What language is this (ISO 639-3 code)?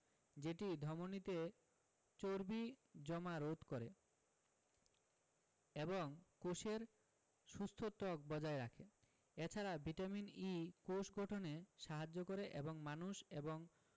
ben